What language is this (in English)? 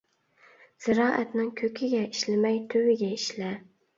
Uyghur